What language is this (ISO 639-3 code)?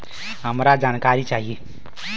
bho